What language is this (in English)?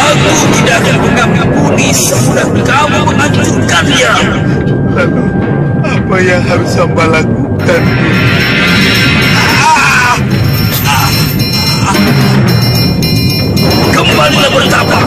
Indonesian